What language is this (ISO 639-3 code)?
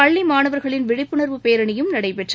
tam